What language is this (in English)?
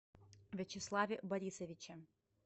Russian